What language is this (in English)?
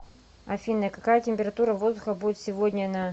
Russian